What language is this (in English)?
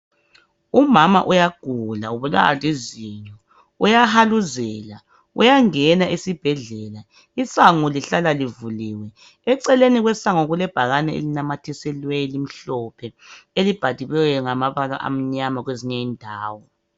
North Ndebele